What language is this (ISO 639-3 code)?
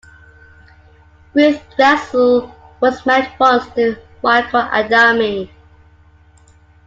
eng